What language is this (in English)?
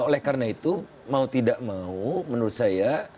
Indonesian